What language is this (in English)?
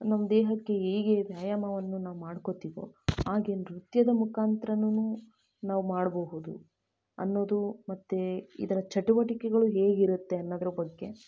Kannada